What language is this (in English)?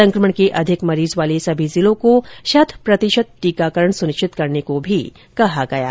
Hindi